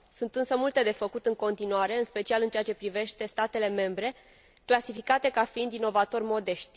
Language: Romanian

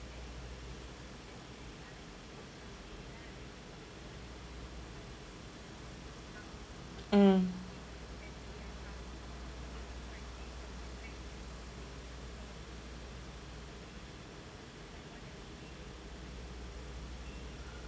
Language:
English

